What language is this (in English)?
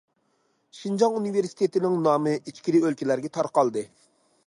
Uyghur